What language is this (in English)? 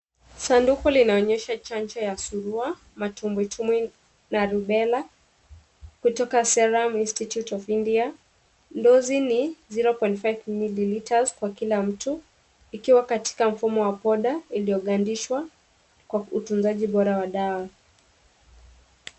Swahili